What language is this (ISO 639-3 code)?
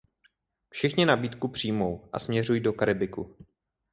ces